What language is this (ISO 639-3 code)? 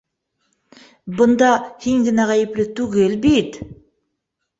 bak